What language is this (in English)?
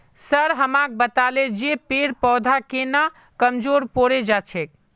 Magahi